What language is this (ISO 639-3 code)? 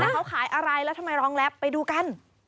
tha